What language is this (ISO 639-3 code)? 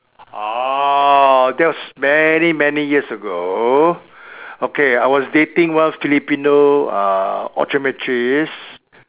eng